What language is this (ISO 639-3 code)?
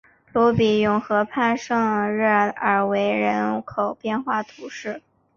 zho